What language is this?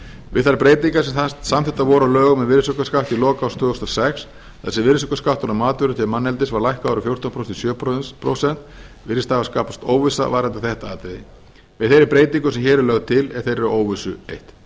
Icelandic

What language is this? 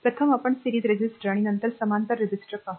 Marathi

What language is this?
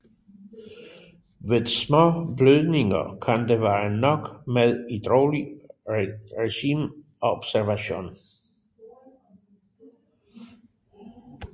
Danish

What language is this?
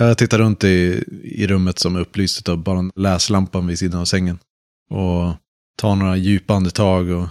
Swedish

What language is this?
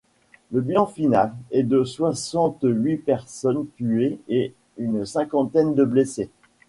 French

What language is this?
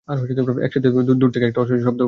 Bangla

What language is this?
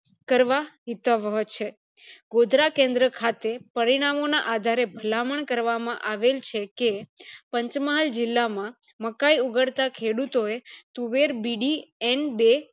Gujarati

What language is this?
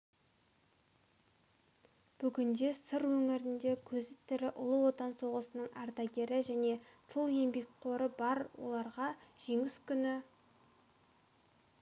Kazakh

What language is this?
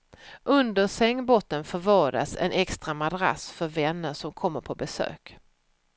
Swedish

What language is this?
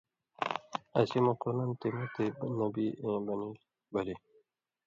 Indus Kohistani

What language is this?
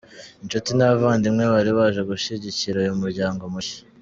Kinyarwanda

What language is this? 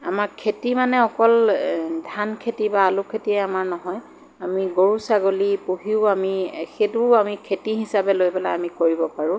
Assamese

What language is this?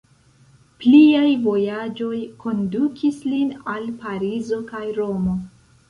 Esperanto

